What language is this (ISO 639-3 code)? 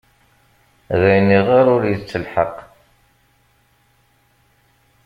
kab